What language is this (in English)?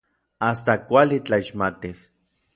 Orizaba Nahuatl